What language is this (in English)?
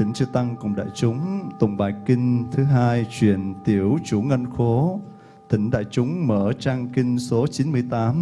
Vietnamese